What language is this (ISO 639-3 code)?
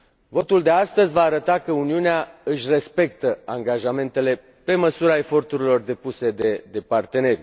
ron